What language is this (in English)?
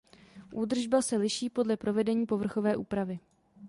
Czech